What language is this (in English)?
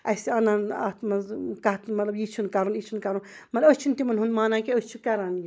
Kashmiri